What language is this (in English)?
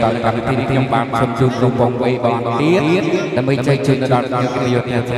Thai